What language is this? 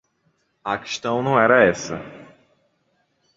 Portuguese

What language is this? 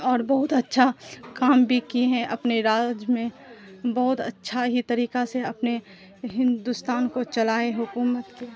Urdu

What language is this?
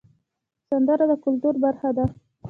Pashto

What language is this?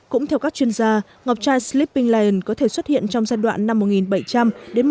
Vietnamese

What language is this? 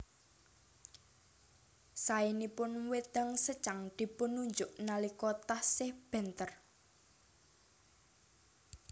Javanese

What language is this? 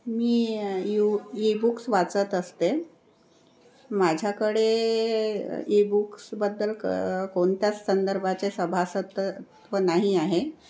Marathi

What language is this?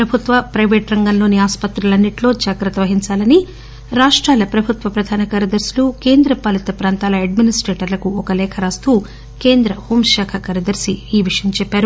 Telugu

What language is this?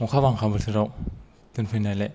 Bodo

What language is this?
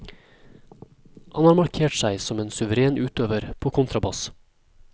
Norwegian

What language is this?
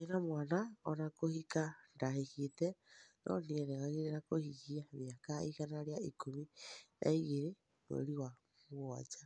Kikuyu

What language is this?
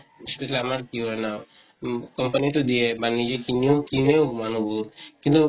Assamese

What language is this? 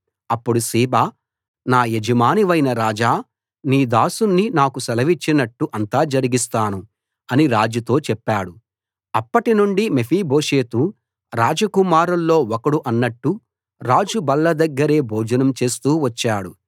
Telugu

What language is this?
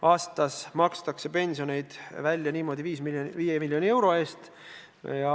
Estonian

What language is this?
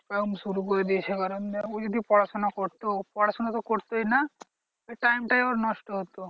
Bangla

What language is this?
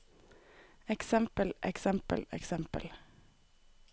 Norwegian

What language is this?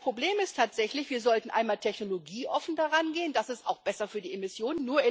German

